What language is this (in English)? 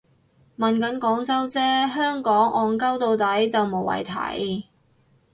Cantonese